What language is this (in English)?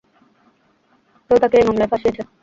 Bangla